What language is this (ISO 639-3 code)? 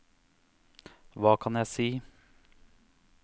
nor